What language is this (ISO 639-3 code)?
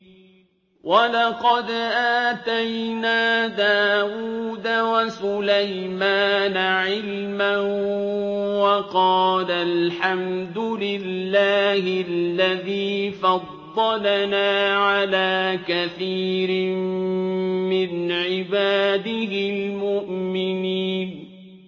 ara